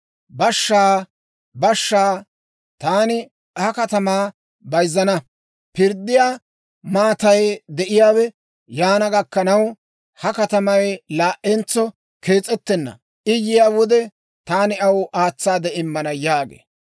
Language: Dawro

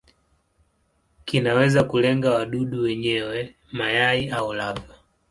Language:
Swahili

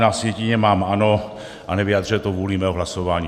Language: Czech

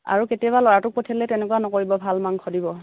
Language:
Assamese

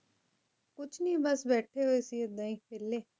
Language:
Punjabi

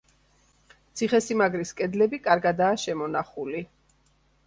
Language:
Georgian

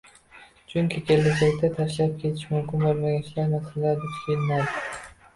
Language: Uzbek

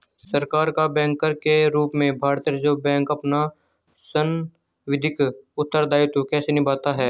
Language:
Hindi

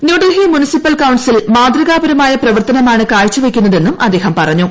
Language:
Malayalam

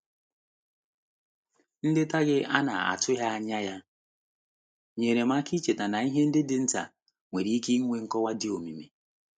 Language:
Igbo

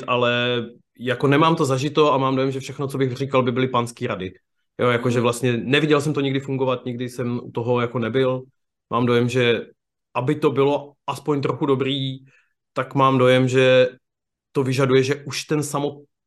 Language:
Czech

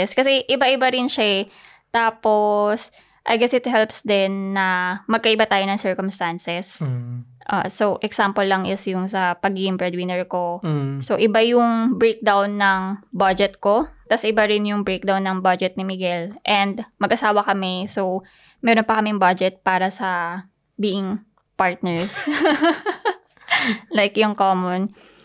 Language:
Filipino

